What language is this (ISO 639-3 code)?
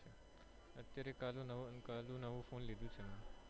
guj